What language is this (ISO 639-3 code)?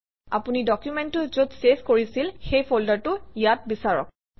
asm